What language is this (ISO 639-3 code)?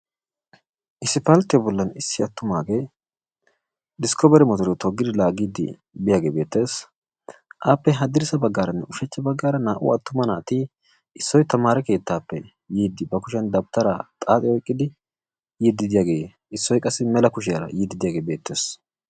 wal